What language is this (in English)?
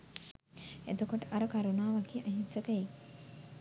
Sinhala